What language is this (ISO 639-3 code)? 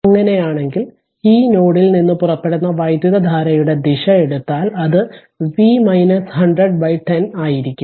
mal